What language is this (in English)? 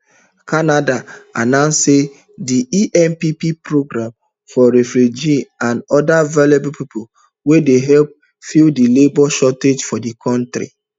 Nigerian Pidgin